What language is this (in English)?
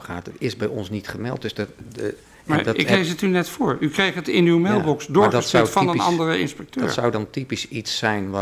Dutch